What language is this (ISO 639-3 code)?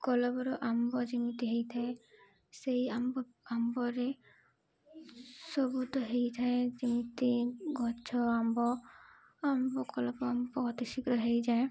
ori